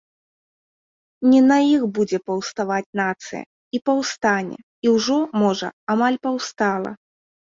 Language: Belarusian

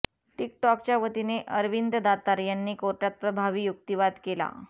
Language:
Marathi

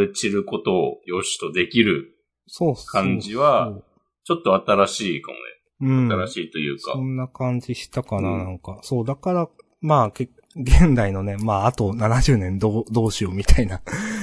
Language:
Japanese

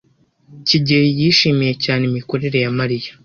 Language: Kinyarwanda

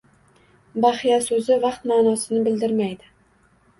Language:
Uzbek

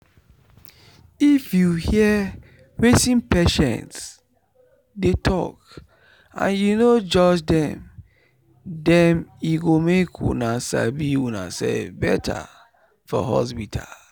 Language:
Nigerian Pidgin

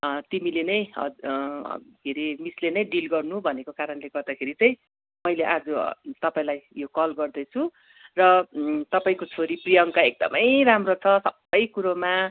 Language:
Nepali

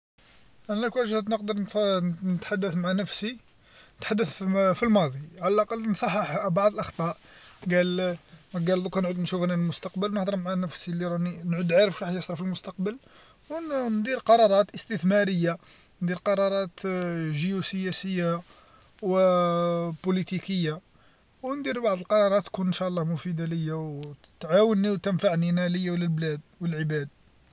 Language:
Algerian Arabic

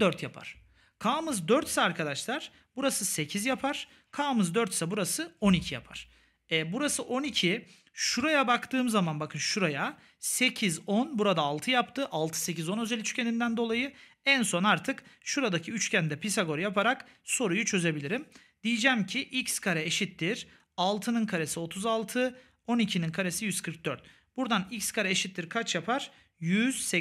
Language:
Turkish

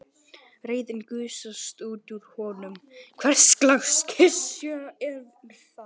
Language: Icelandic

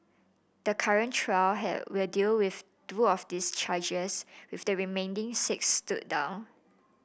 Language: English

